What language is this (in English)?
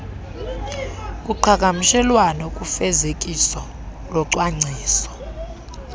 Xhosa